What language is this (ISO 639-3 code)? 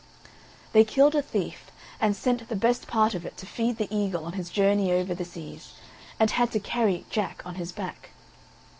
eng